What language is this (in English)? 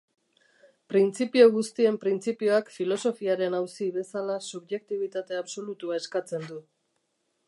Basque